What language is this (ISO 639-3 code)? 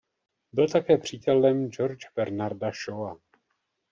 ces